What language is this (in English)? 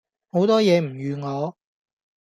Cantonese